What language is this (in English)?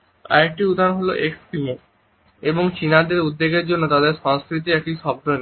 Bangla